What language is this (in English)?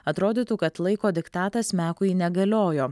Lithuanian